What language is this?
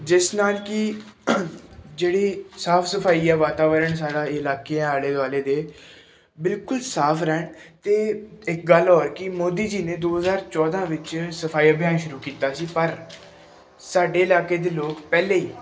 Punjabi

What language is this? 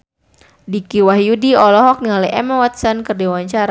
Sundanese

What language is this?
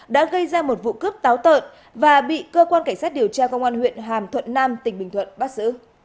Vietnamese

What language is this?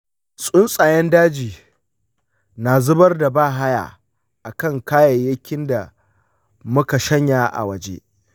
Hausa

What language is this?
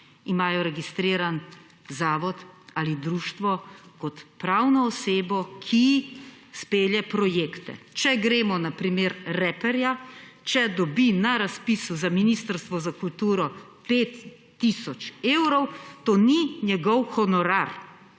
Slovenian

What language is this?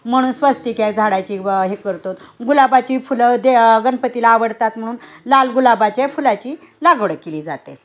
Marathi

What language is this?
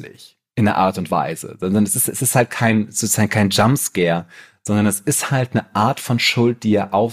German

